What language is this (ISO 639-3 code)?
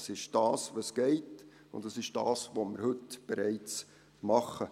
gsw